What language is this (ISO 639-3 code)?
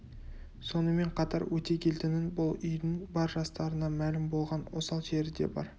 kaz